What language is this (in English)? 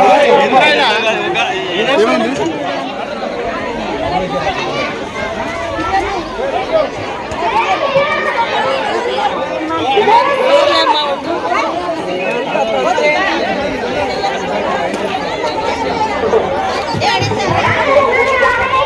Telugu